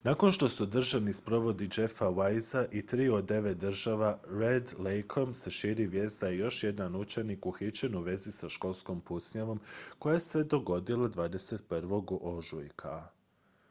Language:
Croatian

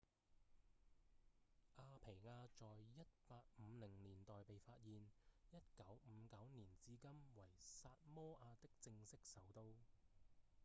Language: Cantonese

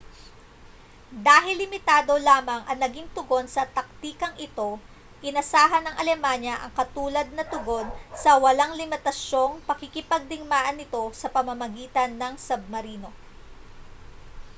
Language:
Filipino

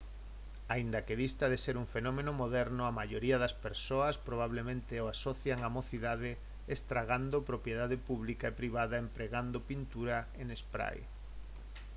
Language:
Galician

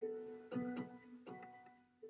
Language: Welsh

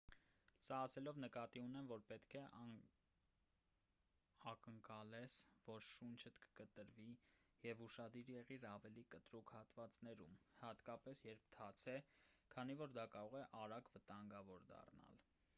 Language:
Armenian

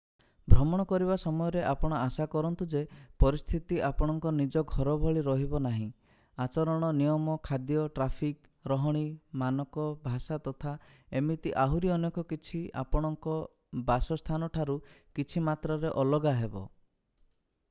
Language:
Odia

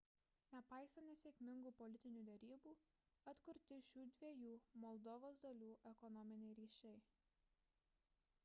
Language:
Lithuanian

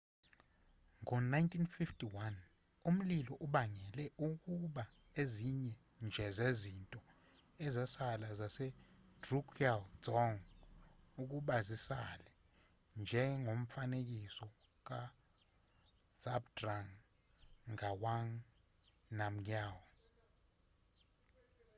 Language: Zulu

